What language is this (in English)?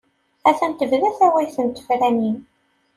Kabyle